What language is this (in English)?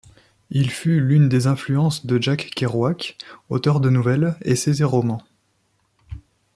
French